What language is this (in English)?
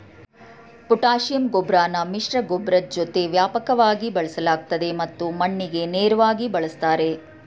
Kannada